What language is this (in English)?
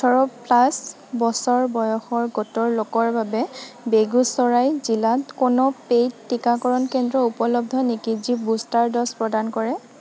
Assamese